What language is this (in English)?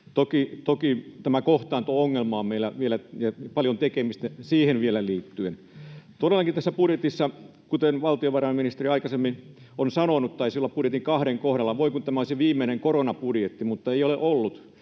Finnish